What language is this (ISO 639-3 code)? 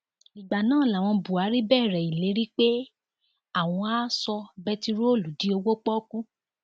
yor